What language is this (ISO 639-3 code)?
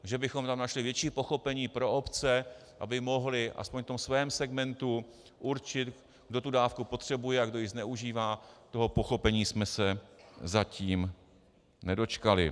ces